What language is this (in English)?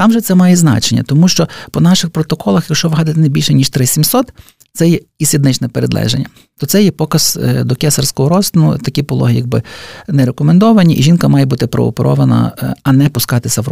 Ukrainian